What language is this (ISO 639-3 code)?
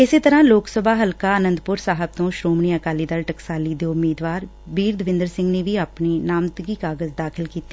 pan